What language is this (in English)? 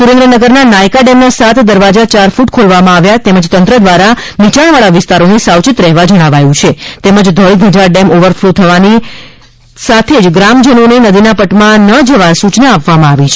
Gujarati